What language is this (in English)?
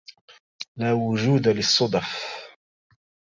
Arabic